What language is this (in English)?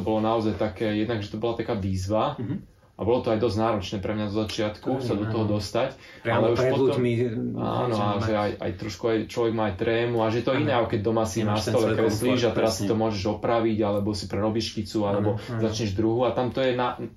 Slovak